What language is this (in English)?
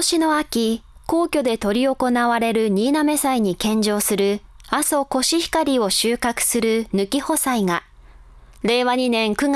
Japanese